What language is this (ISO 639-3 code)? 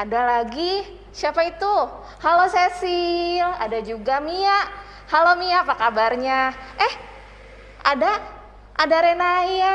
ind